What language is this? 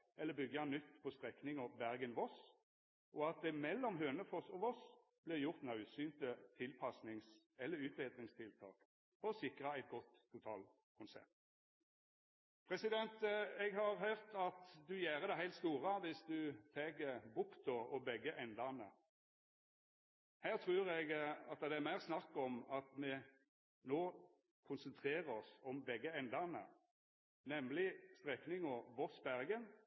Norwegian Nynorsk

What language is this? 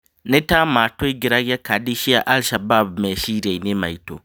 Kikuyu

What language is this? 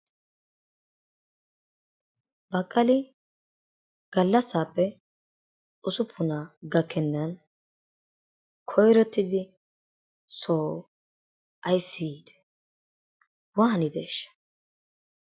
Wolaytta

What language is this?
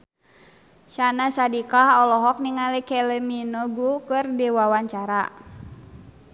Sundanese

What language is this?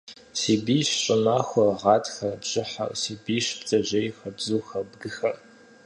Kabardian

